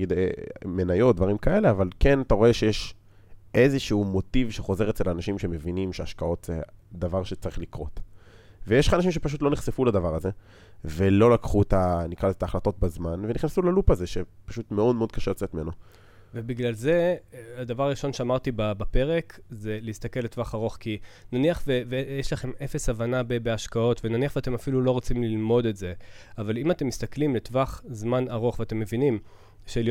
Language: Hebrew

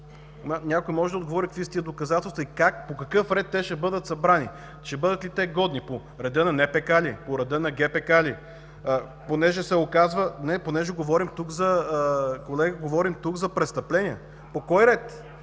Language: Bulgarian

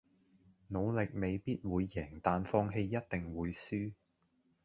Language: Cantonese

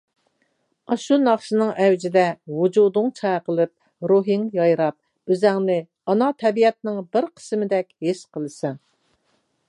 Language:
Uyghur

